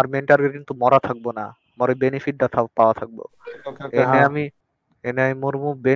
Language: Bangla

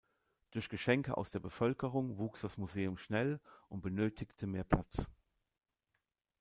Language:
German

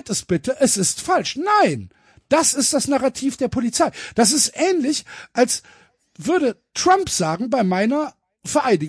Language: German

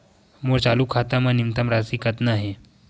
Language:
Chhattisgarhi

